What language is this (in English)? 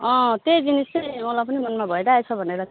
Nepali